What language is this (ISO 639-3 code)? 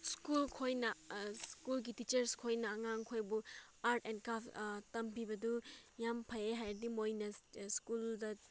mni